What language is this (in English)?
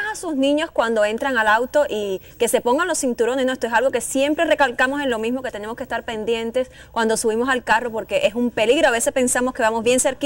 Spanish